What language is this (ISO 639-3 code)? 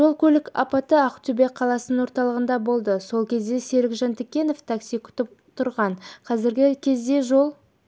kaz